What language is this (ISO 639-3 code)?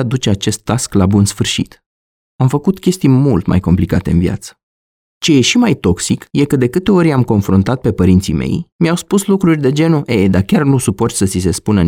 ron